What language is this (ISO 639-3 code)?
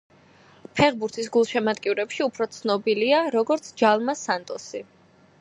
kat